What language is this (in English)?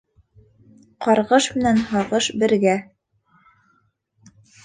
Bashkir